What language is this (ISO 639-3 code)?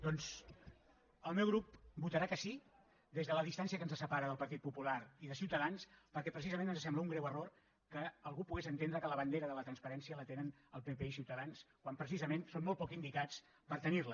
cat